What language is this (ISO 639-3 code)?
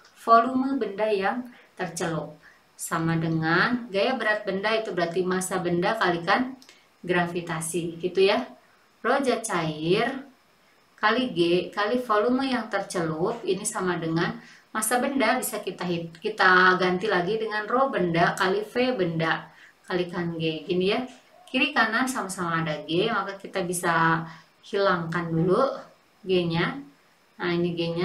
ind